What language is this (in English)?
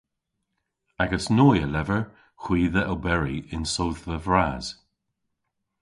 Cornish